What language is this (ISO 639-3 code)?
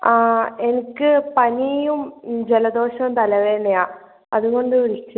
mal